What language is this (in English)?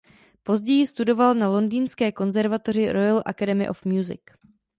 Czech